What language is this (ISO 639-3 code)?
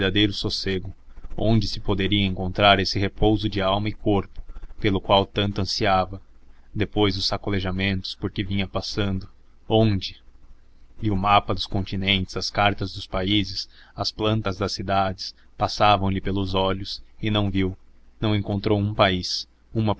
por